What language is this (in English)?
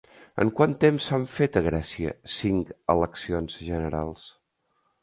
Catalan